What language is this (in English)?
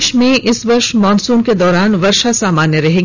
Hindi